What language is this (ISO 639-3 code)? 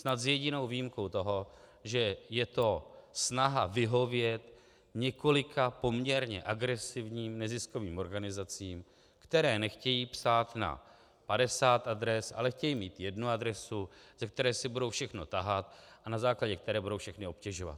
ces